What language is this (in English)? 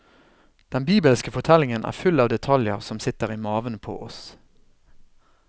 Norwegian